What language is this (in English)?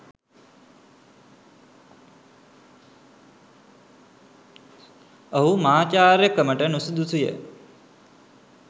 Sinhala